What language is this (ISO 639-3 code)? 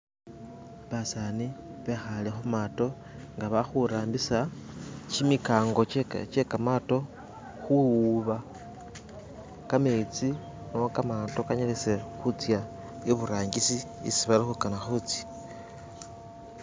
myx